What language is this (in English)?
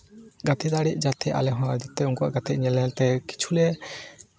Santali